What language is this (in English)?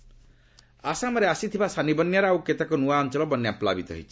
Odia